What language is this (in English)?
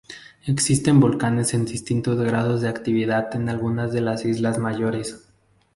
Spanish